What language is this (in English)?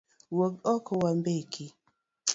Luo (Kenya and Tanzania)